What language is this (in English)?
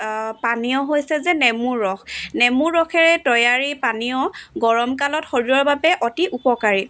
Assamese